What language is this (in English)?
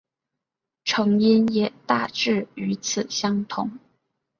Chinese